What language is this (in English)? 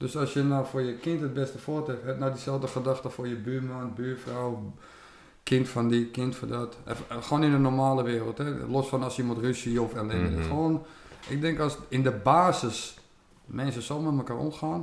Dutch